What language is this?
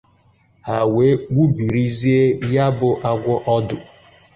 Igbo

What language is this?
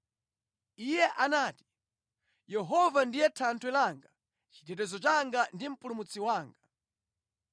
Nyanja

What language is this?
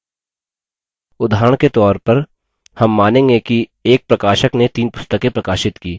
Hindi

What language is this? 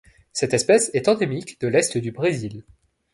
French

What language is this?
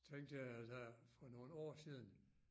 Danish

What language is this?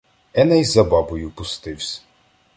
Ukrainian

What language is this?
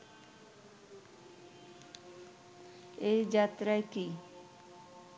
Bangla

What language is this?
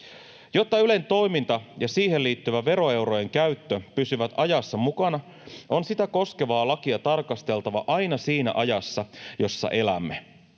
Finnish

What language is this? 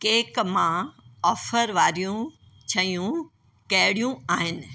Sindhi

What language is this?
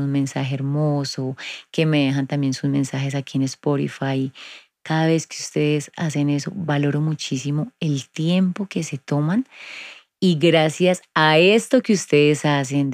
Spanish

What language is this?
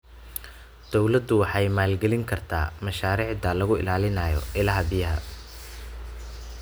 Somali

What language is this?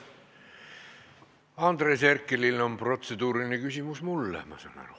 Estonian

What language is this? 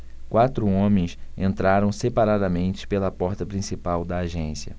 Portuguese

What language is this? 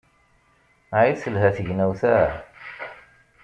Kabyle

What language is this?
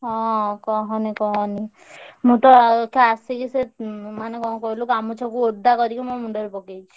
Odia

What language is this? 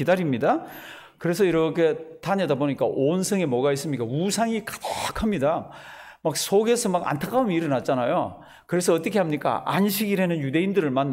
Korean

